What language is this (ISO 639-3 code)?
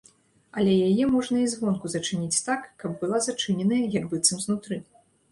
bel